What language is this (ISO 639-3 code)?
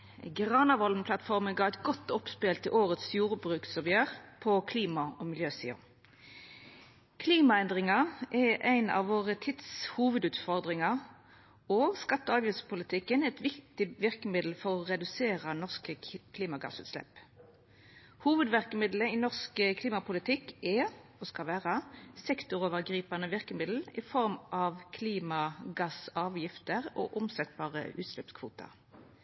nno